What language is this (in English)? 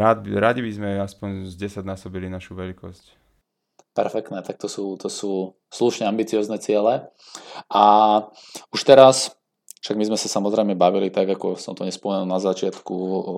Slovak